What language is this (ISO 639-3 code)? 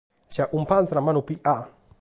srd